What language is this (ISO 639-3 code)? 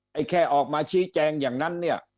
tha